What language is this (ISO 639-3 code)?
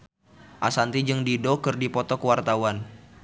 sun